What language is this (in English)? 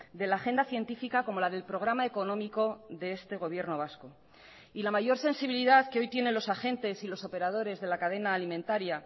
Spanish